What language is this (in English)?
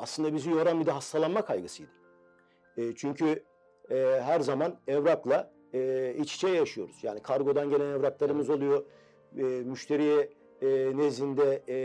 Turkish